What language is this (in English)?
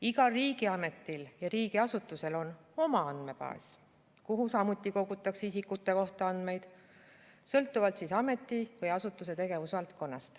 Estonian